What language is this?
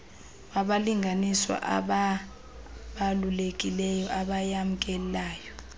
Xhosa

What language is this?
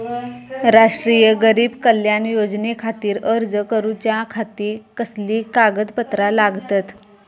Marathi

